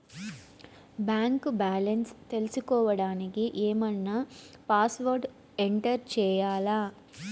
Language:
Telugu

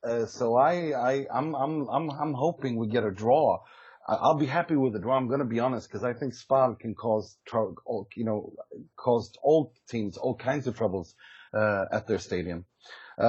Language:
English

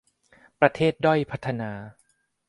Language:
Thai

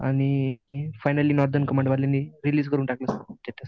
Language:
Marathi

